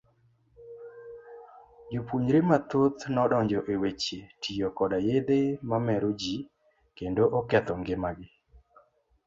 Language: Luo (Kenya and Tanzania)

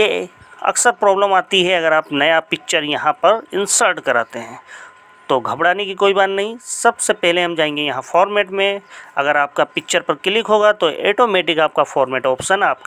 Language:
Hindi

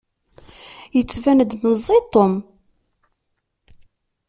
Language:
Kabyle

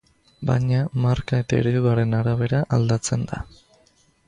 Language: Basque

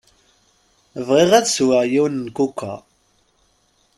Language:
Kabyle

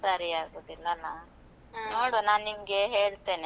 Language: Kannada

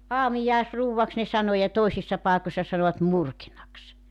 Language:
Finnish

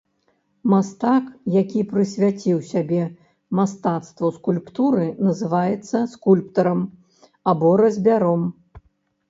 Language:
Belarusian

